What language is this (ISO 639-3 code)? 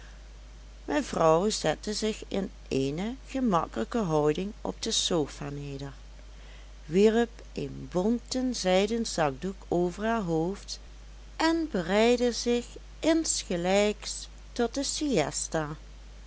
nld